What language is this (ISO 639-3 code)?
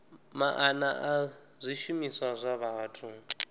ven